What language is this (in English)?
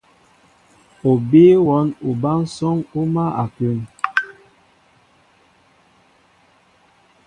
Mbo (Cameroon)